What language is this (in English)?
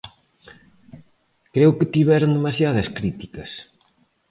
Galician